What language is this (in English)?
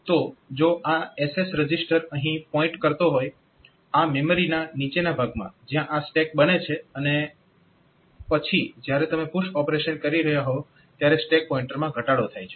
Gujarati